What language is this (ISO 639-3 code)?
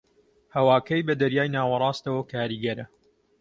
ckb